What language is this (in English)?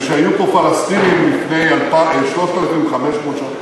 Hebrew